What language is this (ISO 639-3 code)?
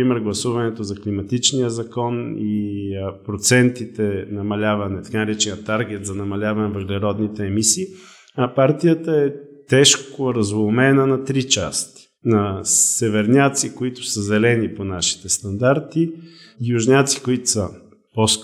bul